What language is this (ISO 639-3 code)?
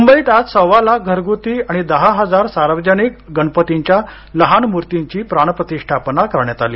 mar